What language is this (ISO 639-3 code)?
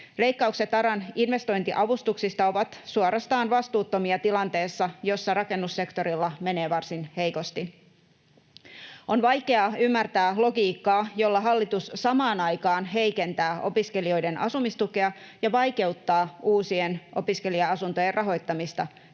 fin